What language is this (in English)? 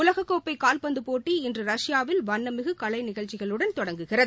Tamil